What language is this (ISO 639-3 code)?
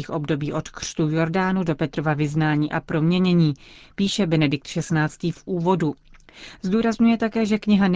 ces